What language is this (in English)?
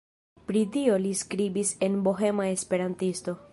Esperanto